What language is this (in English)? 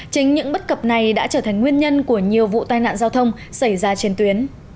Vietnamese